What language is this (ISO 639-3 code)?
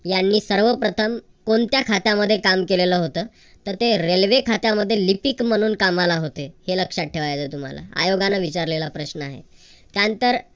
mar